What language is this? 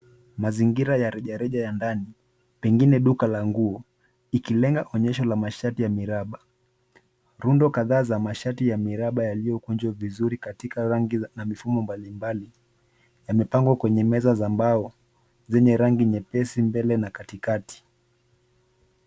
Swahili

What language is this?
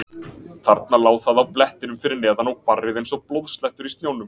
Icelandic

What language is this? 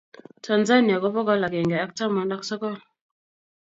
Kalenjin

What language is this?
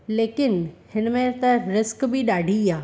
Sindhi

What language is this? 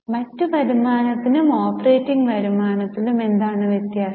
Malayalam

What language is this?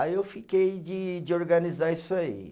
Portuguese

